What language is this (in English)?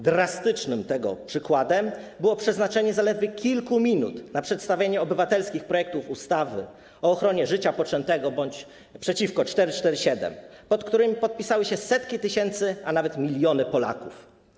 Polish